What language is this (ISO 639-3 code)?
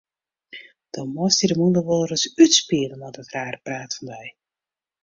fry